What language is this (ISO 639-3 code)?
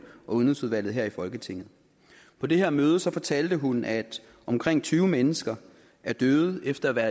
dan